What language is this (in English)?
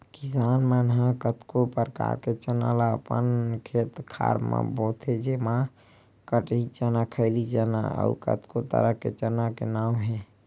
Chhattisgarhi